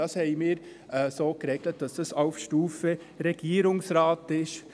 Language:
Swiss German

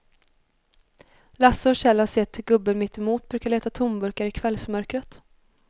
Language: Swedish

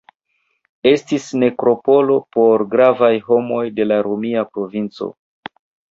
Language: Esperanto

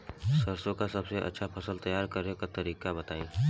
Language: Bhojpuri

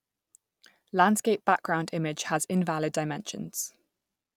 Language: English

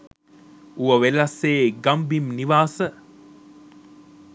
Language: Sinhala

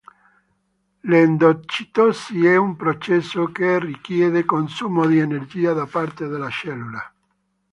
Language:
Italian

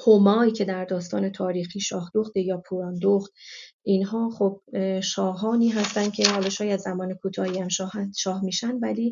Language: Persian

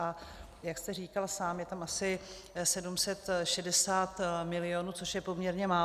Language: Czech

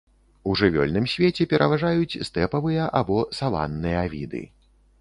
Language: Belarusian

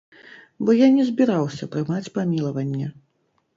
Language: Belarusian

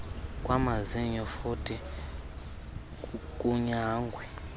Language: Xhosa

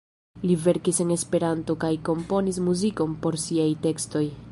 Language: Esperanto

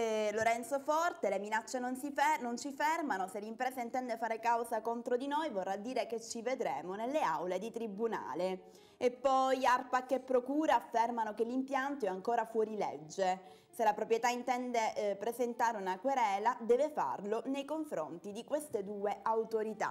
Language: Italian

